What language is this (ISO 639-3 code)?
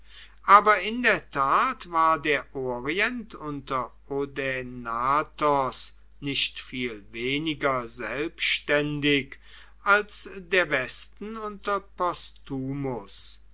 deu